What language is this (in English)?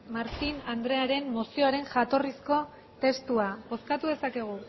Basque